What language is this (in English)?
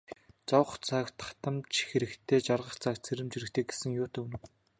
Mongolian